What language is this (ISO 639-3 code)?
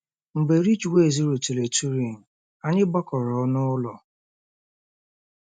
ibo